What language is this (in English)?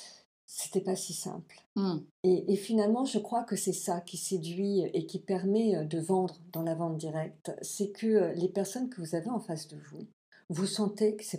French